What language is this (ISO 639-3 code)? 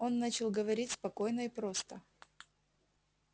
rus